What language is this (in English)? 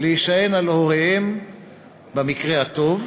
Hebrew